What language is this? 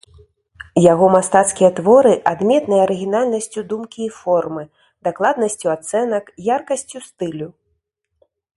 Belarusian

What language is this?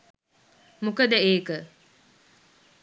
Sinhala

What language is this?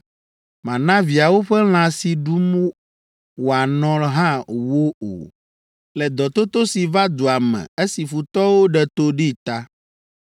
Ewe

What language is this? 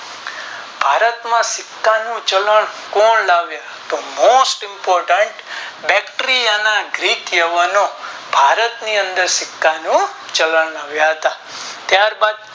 Gujarati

